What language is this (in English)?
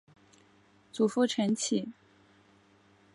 Chinese